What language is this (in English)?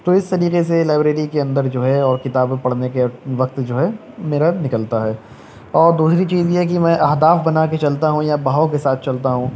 Urdu